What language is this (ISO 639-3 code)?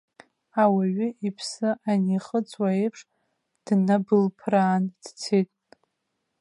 abk